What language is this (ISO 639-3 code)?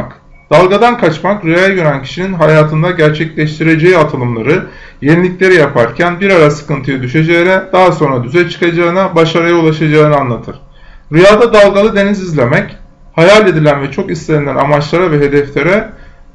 tur